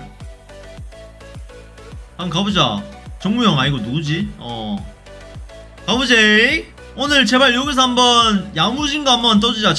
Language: Korean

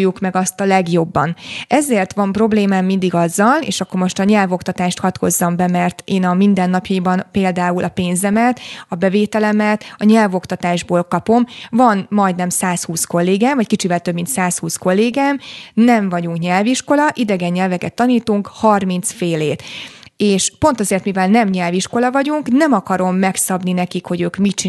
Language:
Hungarian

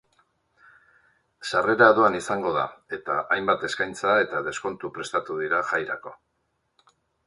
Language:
Basque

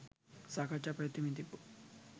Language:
Sinhala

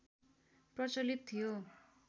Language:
Nepali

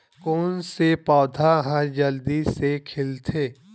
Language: Chhattisgarhi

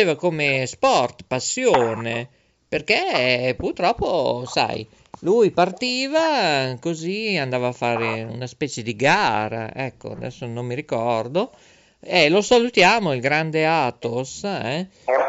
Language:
Italian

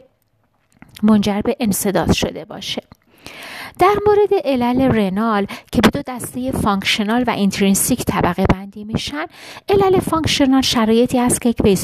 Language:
Persian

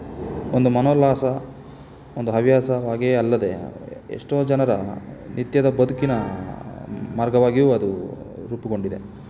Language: Kannada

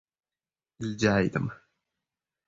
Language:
Uzbek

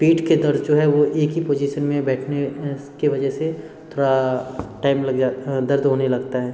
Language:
Hindi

